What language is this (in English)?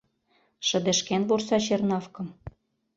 Mari